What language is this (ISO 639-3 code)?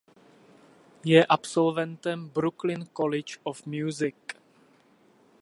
ces